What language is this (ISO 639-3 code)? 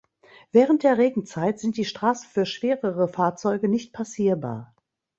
deu